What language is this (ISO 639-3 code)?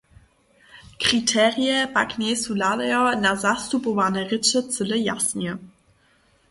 hsb